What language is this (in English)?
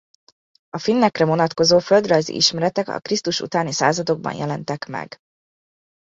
Hungarian